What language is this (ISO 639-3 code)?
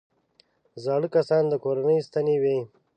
pus